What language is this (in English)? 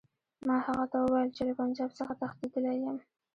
Pashto